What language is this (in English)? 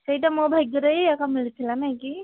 Odia